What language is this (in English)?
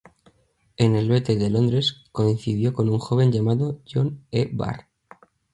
Spanish